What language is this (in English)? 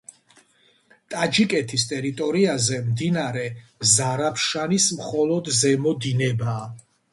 Georgian